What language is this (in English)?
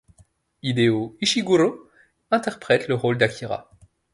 French